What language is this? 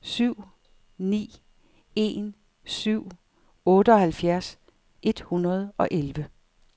Danish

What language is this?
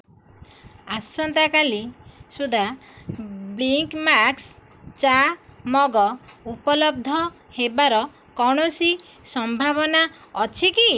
Odia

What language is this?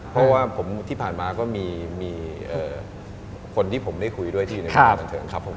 Thai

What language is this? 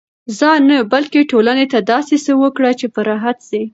Pashto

